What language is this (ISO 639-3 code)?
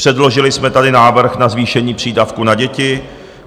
ces